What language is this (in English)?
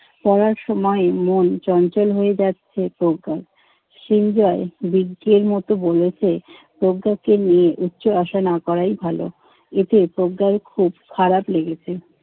Bangla